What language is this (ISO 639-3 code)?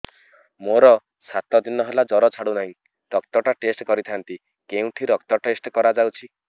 ori